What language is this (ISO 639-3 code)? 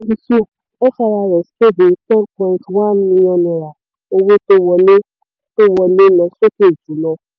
yor